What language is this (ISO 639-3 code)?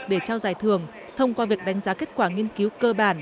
vie